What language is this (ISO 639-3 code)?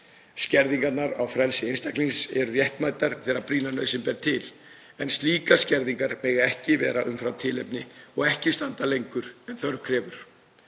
isl